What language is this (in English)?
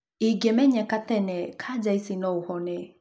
Kikuyu